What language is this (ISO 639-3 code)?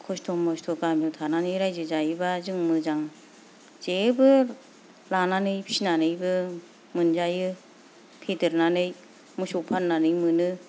brx